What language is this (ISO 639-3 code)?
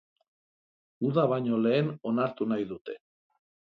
eus